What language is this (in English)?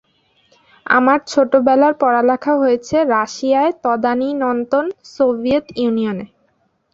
Bangla